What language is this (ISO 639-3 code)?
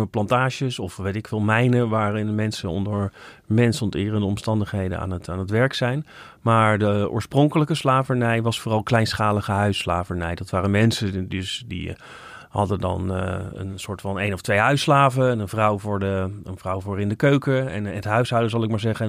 nld